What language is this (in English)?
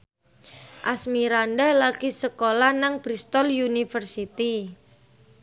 Javanese